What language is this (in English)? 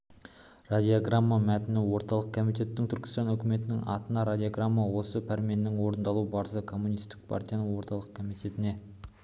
Kazakh